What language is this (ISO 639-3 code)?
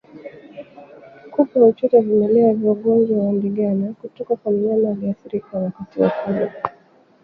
swa